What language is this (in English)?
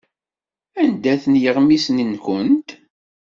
Kabyle